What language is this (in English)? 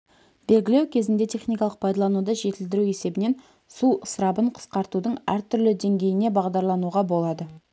Kazakh